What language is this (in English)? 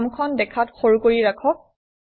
Assamese